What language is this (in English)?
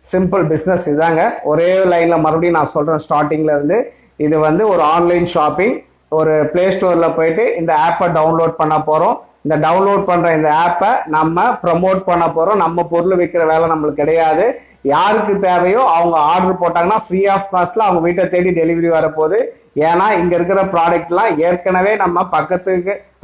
Tamil